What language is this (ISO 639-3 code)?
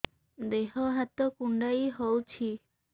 ori